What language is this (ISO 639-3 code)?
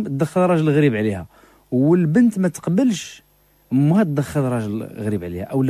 ara